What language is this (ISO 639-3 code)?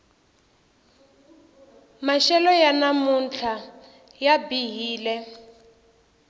tso